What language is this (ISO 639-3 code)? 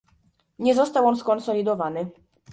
pol